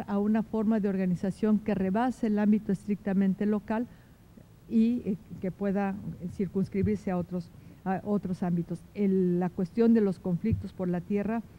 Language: Spanish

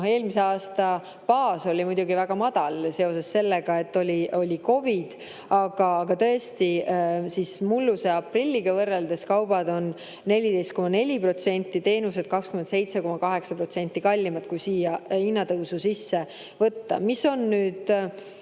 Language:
Estonian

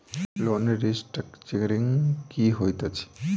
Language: Maithili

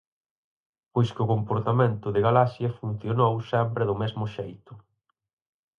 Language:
Galician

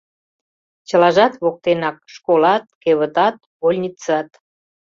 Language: Mari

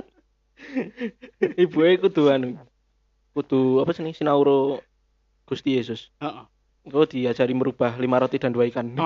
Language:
Indonesian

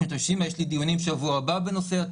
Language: Hebrew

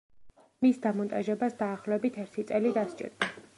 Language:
Georgian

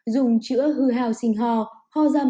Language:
Vietnamese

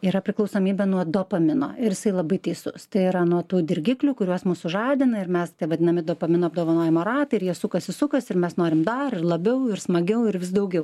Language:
Lithuanian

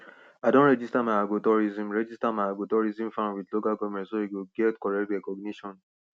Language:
Nigerian Pidgin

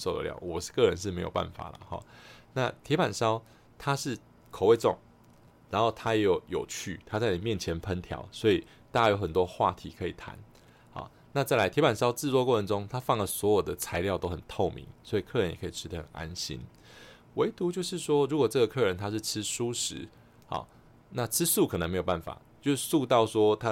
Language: Chinese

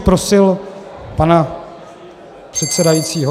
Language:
Czech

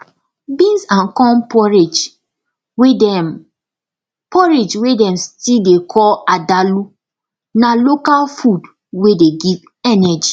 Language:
Nigerian Pidgin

